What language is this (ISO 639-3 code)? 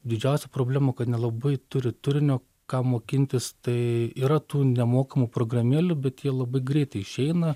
lit